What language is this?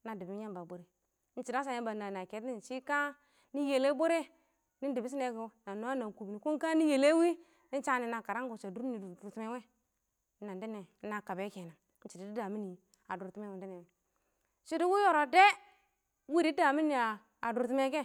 Awak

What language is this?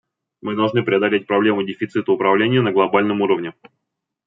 Russian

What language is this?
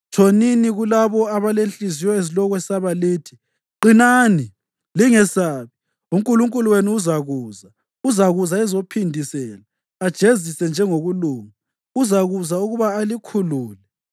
North Ndebele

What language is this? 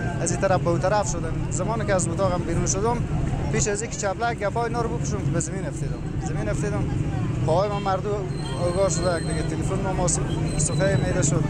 Persian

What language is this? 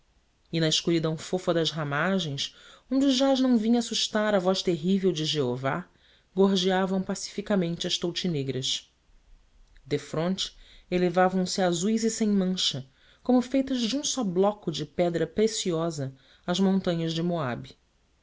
Portuguese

